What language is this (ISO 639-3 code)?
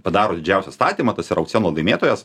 lit